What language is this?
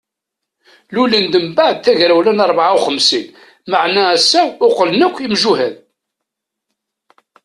Kabyle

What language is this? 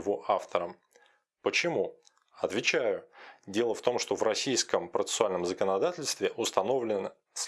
Russian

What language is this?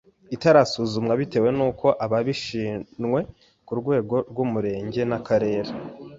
Kinyarwanda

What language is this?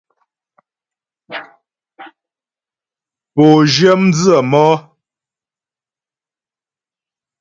Ghomala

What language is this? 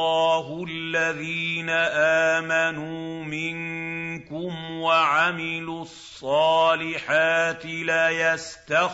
Arabic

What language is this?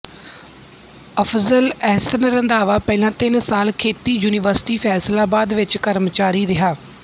Punjabi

